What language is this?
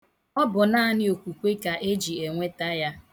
Igbo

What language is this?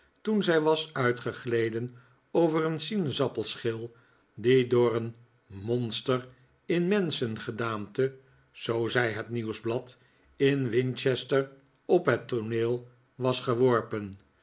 Dutch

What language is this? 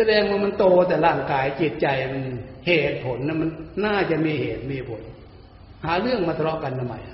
Thai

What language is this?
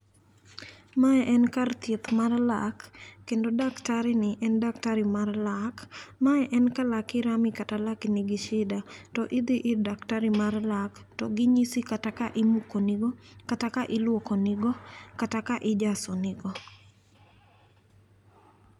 Luo (Kenya and Tanzania)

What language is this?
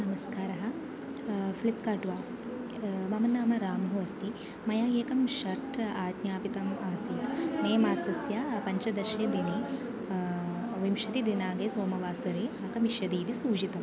Sanskrit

